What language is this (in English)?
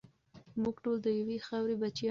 Pashto